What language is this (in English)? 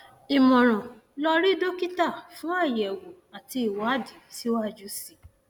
Yoruba